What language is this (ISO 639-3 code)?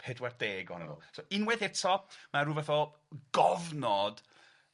cym